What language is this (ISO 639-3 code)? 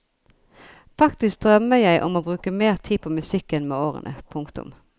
nor